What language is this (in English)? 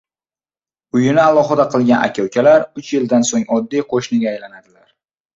Uzbek